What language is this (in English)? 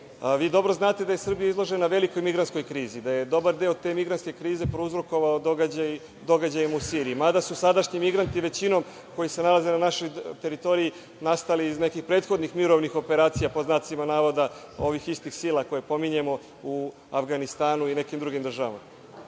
Serbian